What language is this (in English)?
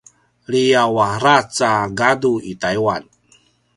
Paiwan